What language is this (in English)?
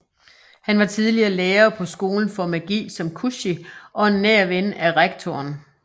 Danish